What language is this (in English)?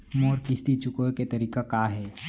Chhattisgarhi